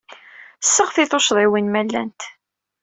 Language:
Kabyle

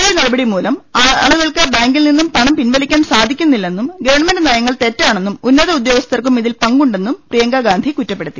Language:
Malayalam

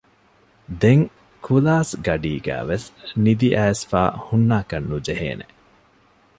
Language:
Divehi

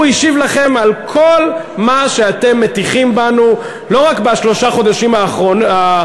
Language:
Hebrew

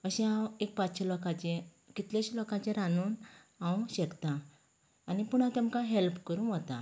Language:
Konkani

